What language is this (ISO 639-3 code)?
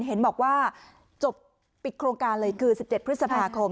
tha